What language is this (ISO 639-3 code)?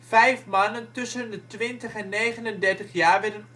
nld